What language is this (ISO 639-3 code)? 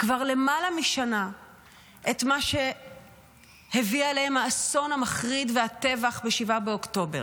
heb